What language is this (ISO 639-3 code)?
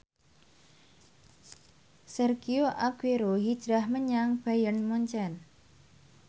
jav